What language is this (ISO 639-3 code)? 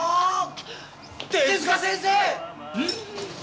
jpn